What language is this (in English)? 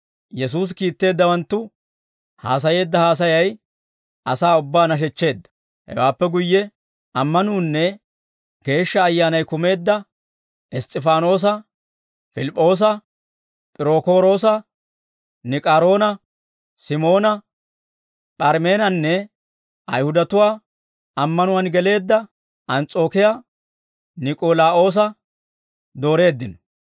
Dawro